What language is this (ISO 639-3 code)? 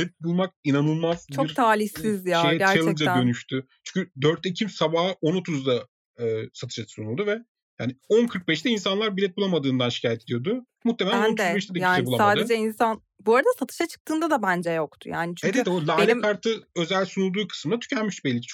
tur